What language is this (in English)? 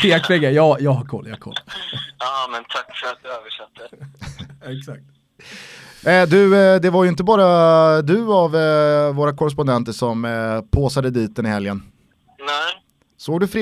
Swedish